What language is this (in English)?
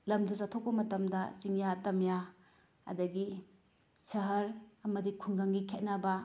Manipuri